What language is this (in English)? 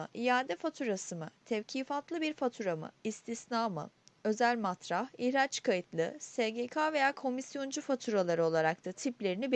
Turkish